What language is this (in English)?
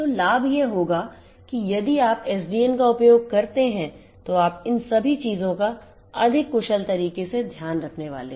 Hindi